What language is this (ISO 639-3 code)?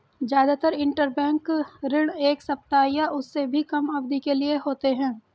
hin